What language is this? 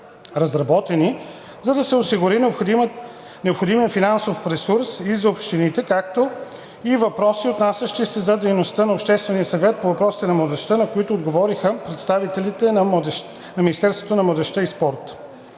Bulgarian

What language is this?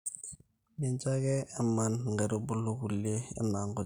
Masai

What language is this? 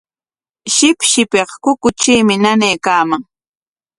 Corongo Ancash Quechua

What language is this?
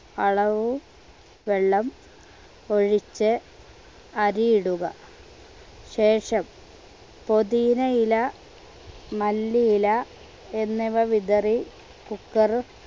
Malayalam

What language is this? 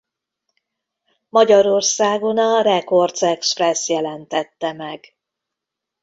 Hungarian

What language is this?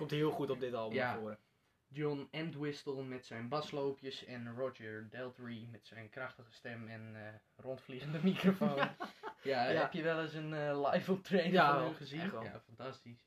Dutch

